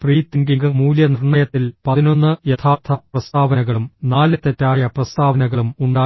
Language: Malayalam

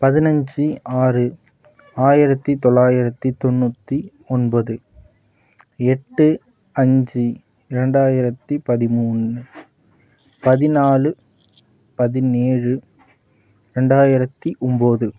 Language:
Tamil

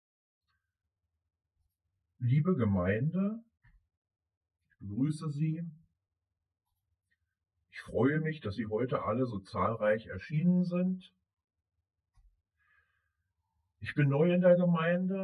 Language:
German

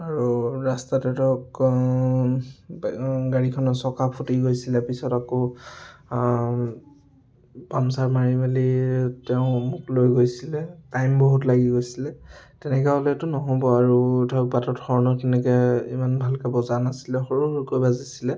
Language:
Assamese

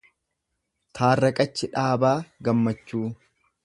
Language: Oromo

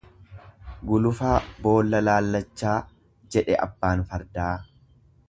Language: Oromo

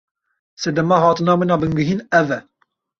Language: Kurdish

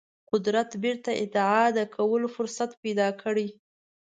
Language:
Pashto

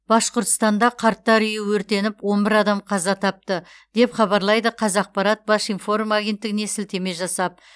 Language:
Kazakh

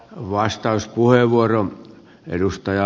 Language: Finnish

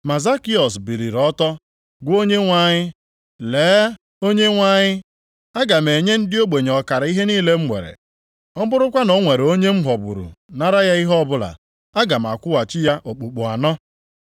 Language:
Igbo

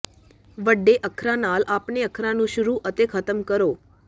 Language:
Punjabi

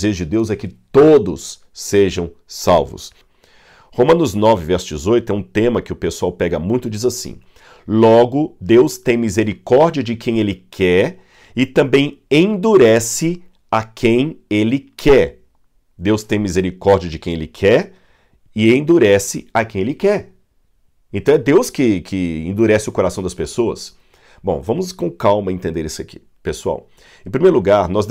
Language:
Portuguese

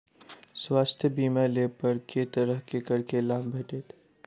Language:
Maithili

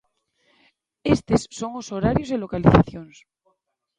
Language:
Galician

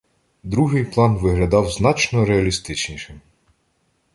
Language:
Ukrainian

